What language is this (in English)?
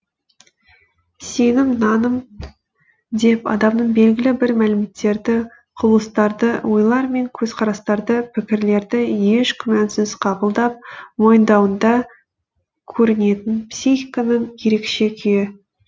Kazakh